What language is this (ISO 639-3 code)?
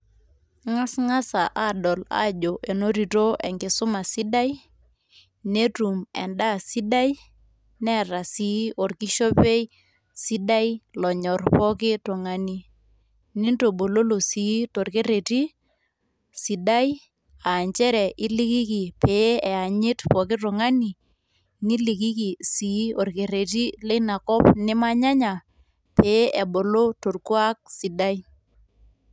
mas